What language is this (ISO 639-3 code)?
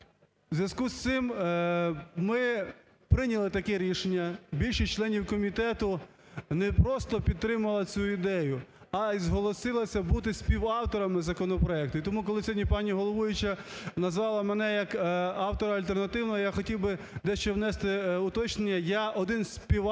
ukr